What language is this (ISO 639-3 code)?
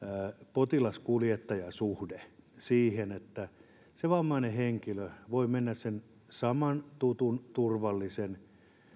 fin